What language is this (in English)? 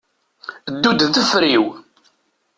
Kabyle